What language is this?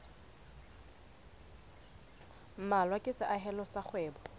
Southern Sotho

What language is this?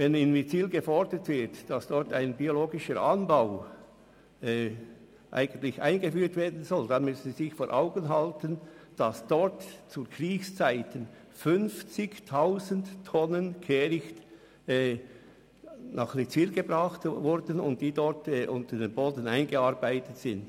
Swiss German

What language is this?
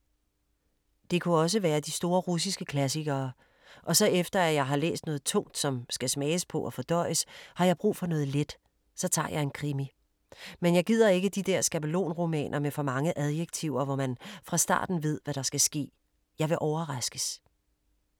Danish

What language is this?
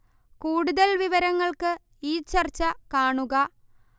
Malayalam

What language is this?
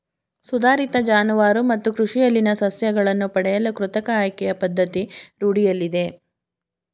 Kannada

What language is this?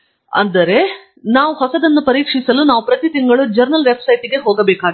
Kannada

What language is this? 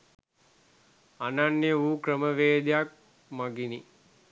Sinhala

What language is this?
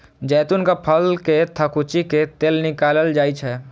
Maithili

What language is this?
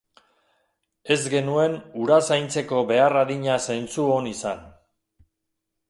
Basque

